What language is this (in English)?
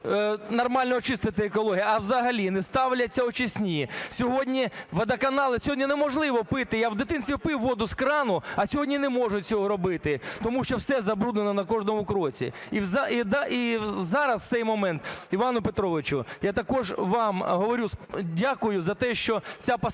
Ukrainian